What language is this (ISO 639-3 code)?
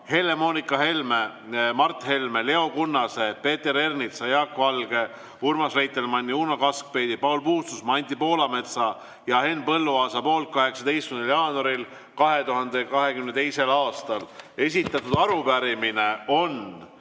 est